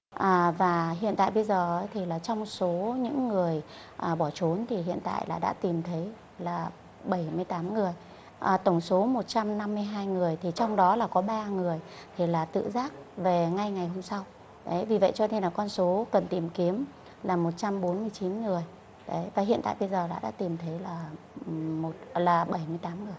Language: Vietnamese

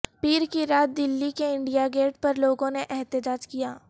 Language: Urdu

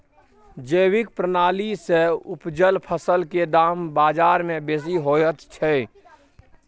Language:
Maithili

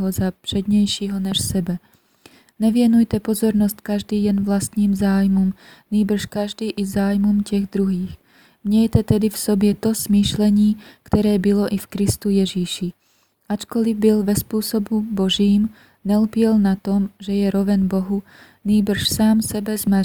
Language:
Czech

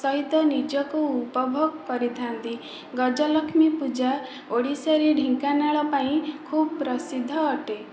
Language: Odia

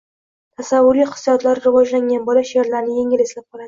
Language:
Uzbek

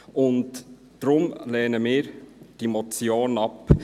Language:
Swiss German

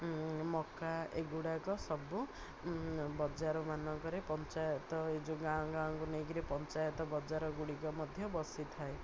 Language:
Odia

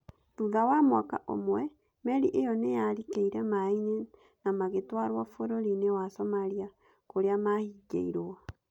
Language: Kikuyu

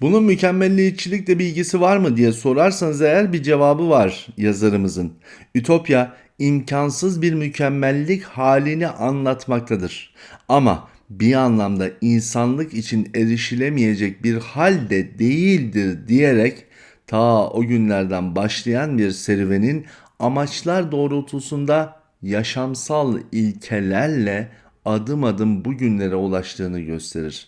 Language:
Turkish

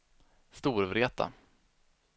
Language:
Swedish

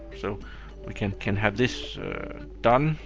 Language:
English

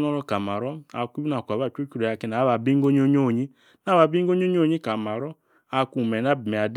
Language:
Yace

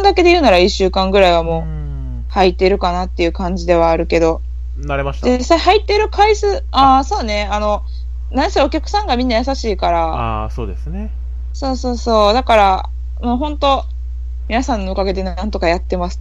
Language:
Japanese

